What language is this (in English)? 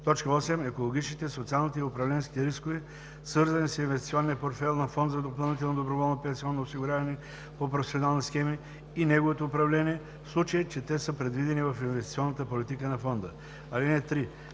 Bulgarian